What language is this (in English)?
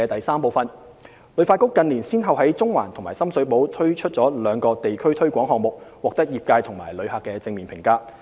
Cantonese